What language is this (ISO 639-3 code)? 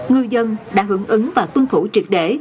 vie